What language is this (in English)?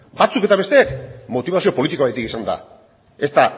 Basque